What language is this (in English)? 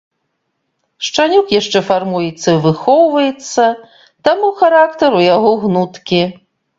Belarusian